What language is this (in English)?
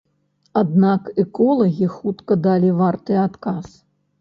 Belarusian